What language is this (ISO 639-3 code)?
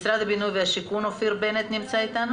heb